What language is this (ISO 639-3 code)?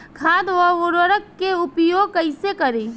bho